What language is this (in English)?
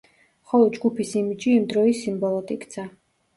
Georgian